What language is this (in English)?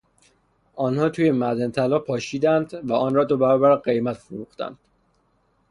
Persian